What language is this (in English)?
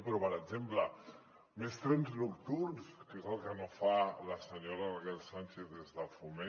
Catalan